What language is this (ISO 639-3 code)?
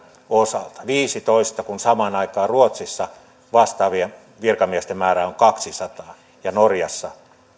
fin